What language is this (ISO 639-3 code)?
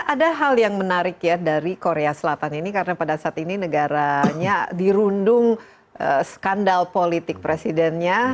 ind